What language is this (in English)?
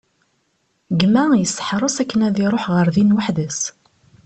Kabyle